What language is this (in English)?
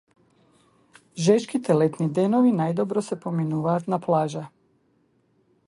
Macedonian